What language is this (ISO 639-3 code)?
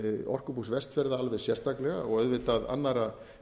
isl